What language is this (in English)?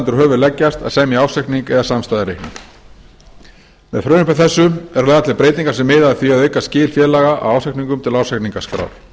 Icelandic